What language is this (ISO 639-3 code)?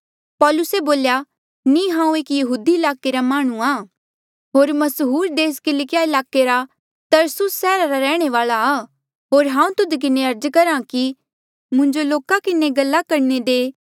mjl